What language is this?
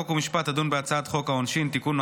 Hebrew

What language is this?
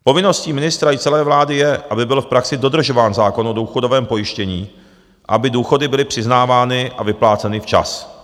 Czech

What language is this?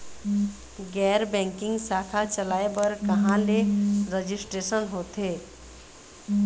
Chhattisgarhi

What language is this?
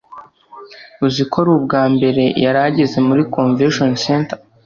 Kinyarwanda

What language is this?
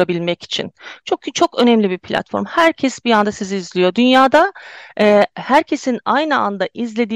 Turkish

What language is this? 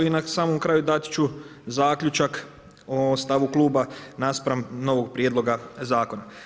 Croatian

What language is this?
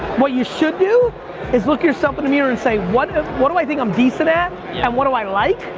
English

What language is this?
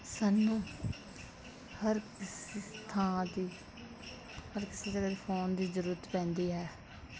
Punjabi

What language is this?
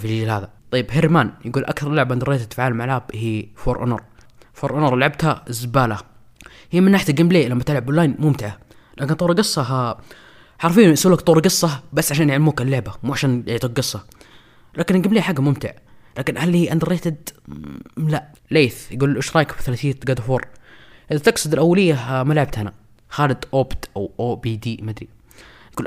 Arabic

